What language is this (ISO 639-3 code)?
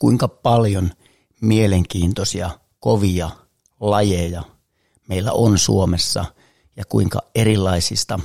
fin